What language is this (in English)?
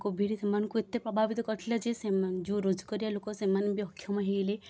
Odia